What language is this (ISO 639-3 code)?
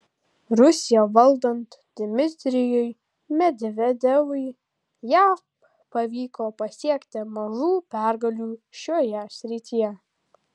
lit